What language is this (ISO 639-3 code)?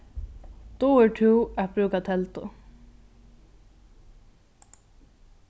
fao